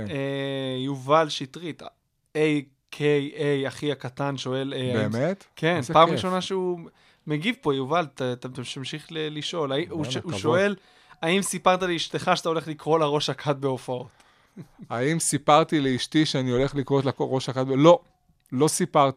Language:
Hebrew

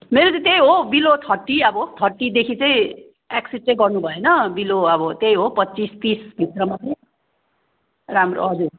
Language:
Nepali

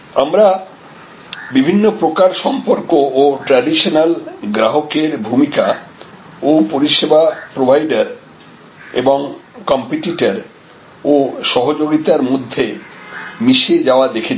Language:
Bangla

